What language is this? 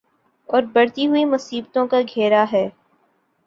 Urdu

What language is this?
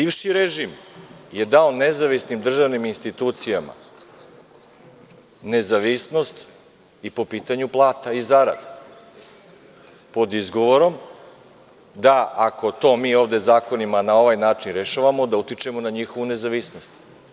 Serbian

